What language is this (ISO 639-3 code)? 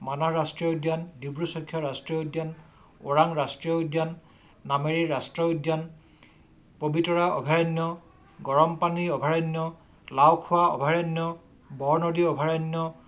asm